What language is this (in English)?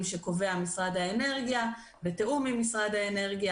Hebrew